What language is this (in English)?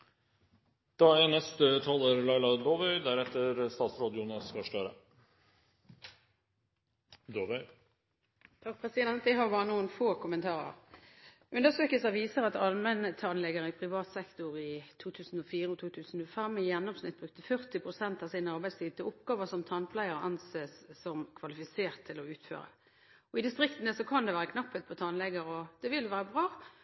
Norwegian Bokmål